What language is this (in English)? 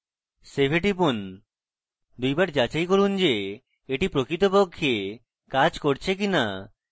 Bangla